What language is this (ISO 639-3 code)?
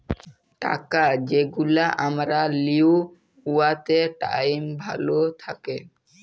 ben